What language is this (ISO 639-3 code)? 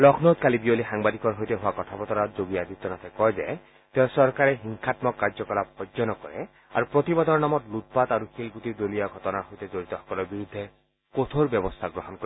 asm